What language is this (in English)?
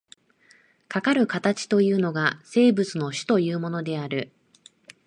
Japanese